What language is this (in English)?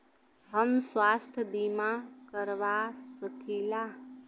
Bhojpuri